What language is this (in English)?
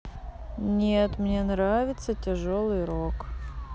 Russian